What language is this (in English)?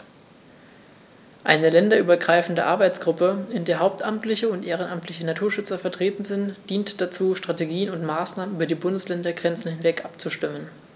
German